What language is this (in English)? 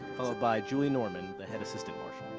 English